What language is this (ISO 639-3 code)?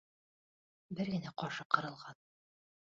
bak